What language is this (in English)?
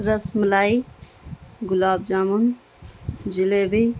Urdu